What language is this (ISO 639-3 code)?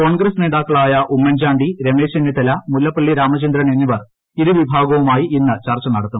mal